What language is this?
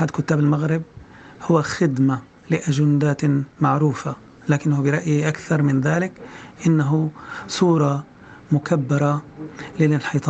Arabic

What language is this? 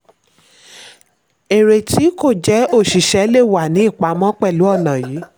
Yoruba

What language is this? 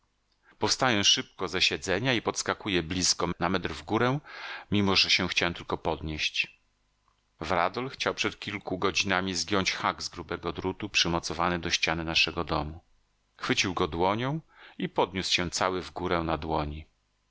Polish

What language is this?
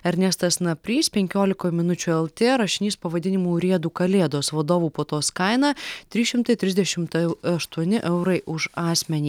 Lithuanian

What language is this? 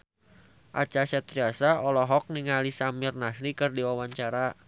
Sundanese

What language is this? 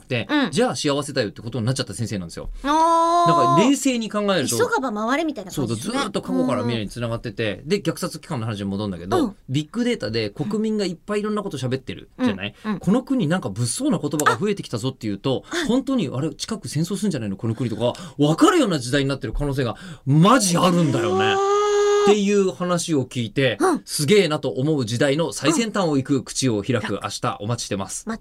Japanese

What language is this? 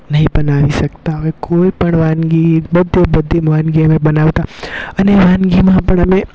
Gujarati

